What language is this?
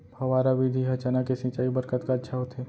Chhattisgarhi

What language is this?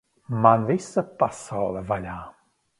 Latvian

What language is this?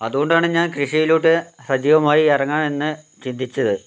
Malayalam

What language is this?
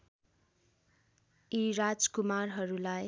Nepali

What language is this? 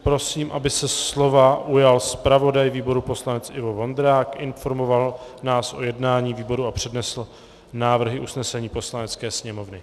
Czech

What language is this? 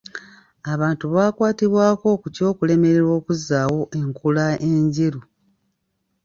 Ganda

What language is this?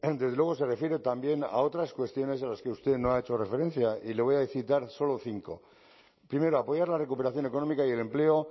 Spanish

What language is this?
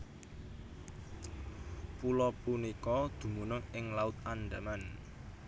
Javanese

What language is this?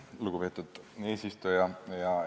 Estonian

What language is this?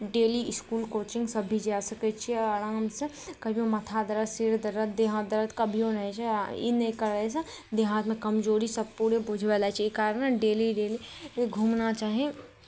Maithili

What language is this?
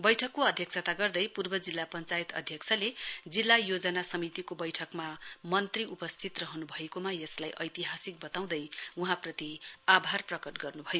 Nepali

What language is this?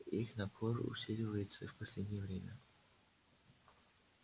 Russian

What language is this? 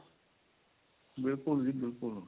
Punjabi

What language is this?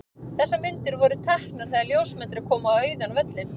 Icelandic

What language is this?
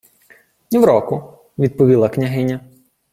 Ukrainian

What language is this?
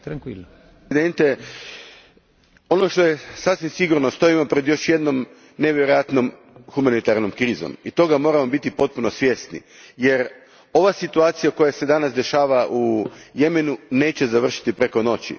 Croatian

